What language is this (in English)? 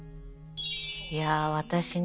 Japanese